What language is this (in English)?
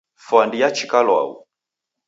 Taita